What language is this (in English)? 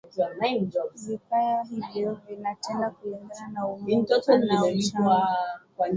Swahili